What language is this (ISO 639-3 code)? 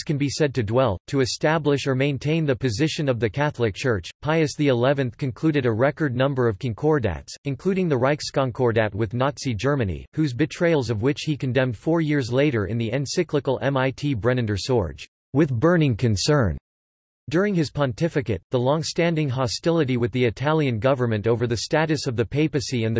eng